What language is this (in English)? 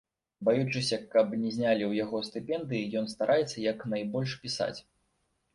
Belarusian